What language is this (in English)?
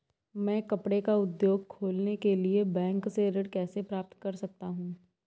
Hindi